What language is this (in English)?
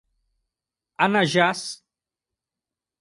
Portuguese